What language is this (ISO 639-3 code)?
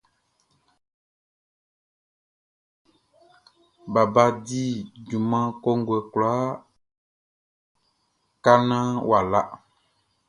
bci